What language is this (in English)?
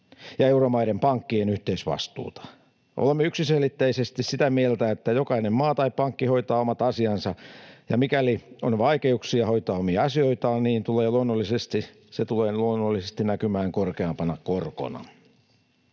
Finnish